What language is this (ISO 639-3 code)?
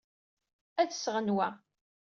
kab